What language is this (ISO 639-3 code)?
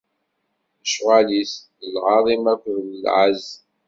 kab